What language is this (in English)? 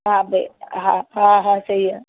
Sindhi